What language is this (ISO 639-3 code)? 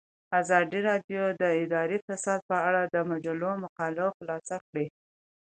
pus